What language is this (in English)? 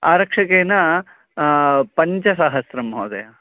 Sanskrit